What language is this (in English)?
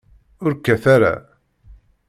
Kabyle